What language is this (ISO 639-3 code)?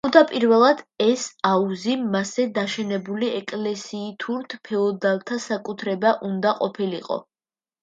kat